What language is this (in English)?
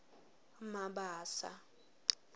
Swati